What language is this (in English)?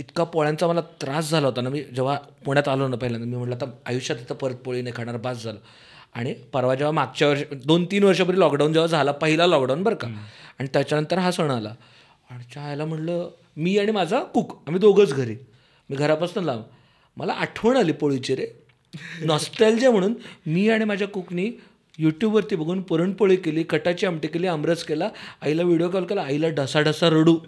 Marathi